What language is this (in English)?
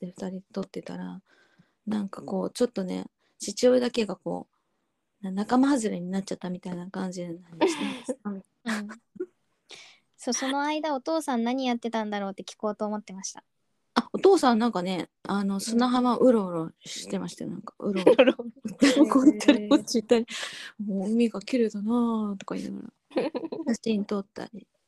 Japanese